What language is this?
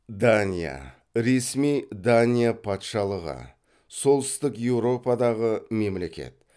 Kazakh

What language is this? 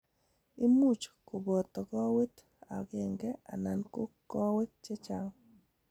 Kalenjin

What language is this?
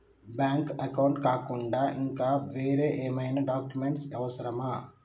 Telugu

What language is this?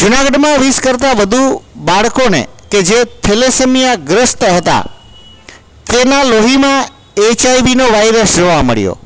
Gujarati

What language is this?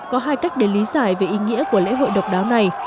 Vietnamese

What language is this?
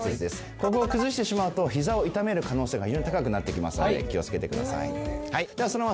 Japanese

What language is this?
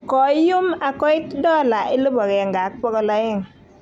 Kalenjin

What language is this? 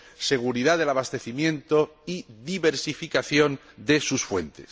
Spanish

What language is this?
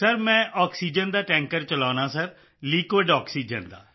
Punjabi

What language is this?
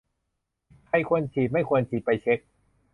Thai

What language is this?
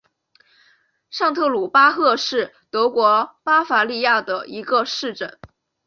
Chinese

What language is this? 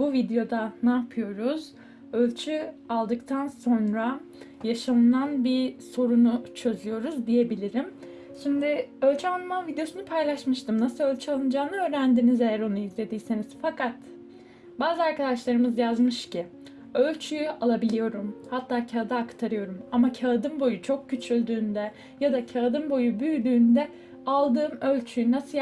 Turkish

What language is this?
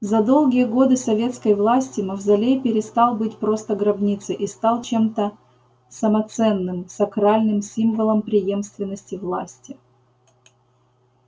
Russian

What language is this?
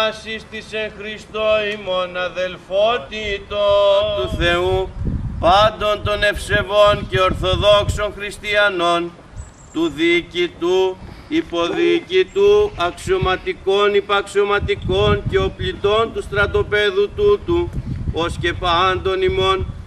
Greek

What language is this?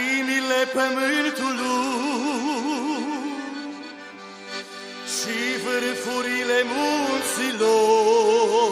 Romanian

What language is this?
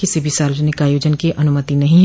Hindi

